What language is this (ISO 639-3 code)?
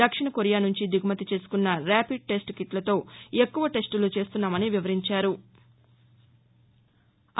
tel